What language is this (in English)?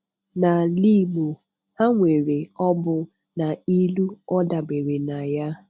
Igbo